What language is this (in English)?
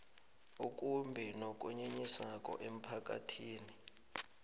South Ndebele